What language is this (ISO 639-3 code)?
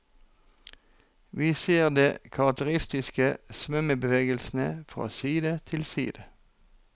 nor